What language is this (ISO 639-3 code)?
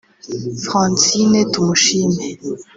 kin